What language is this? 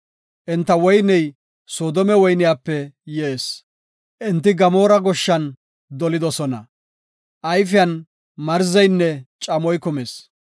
Gofa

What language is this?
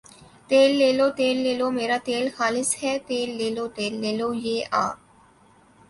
Urdu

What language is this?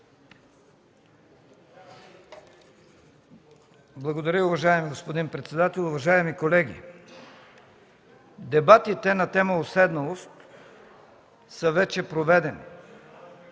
Bulgarian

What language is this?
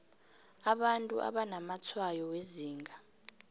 South Ndebele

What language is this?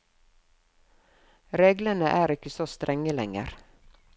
Norwegian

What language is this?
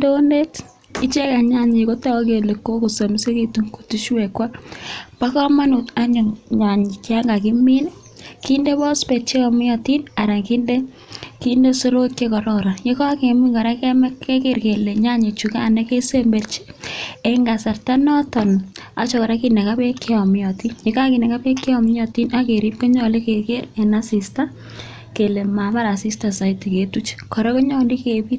Kalenjin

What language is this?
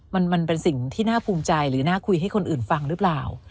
Thai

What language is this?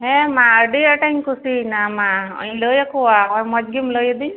Santali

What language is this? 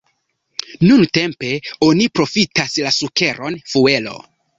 Esperanto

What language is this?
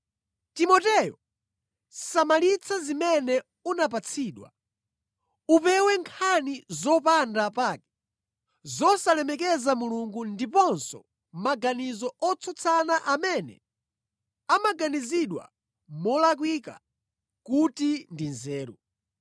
Nyanja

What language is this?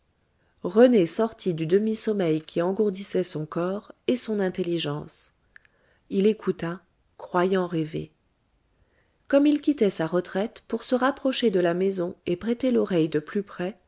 French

